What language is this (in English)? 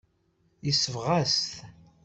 Kabyle